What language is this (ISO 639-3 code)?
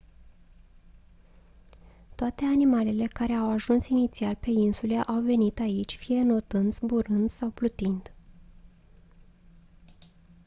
ron